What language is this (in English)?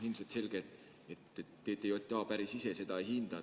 Estonian